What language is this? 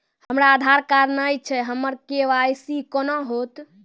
Maithili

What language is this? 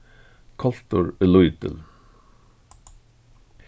Faroese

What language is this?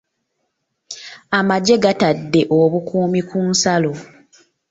Ganda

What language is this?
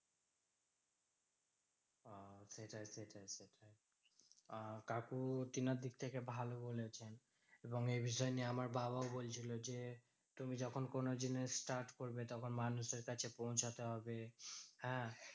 Bangla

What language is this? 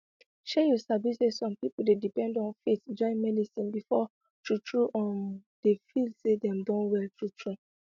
Nigerian Pidgin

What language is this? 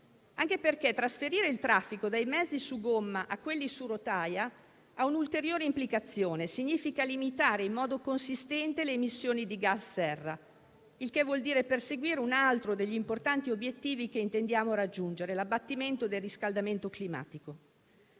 Italian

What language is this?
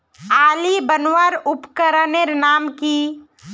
Magahi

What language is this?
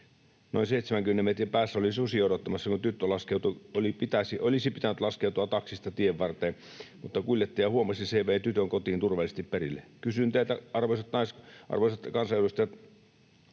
Finnish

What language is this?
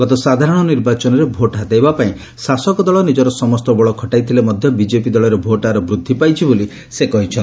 Odia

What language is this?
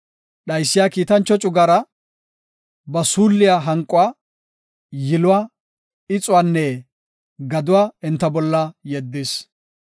Gofa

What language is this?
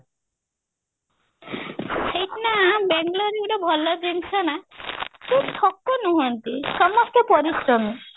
Odia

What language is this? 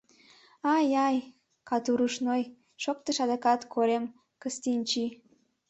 Mari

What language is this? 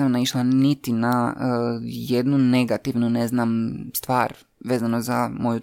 Croatian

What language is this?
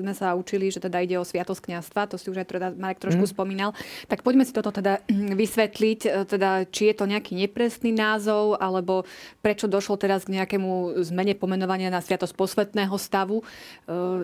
Slovak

